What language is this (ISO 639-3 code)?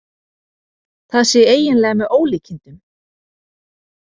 isl